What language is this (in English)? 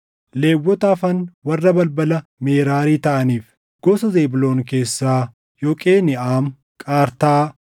Oromo